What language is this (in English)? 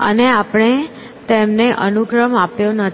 Gujarati